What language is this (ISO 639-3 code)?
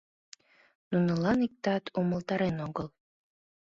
chm